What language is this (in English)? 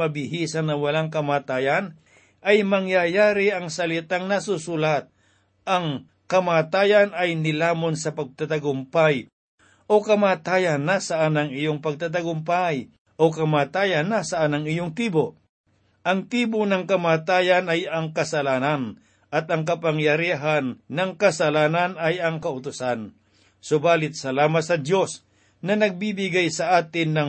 Filipino